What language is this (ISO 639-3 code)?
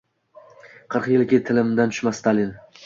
uzb